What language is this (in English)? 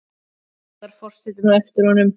Icelandic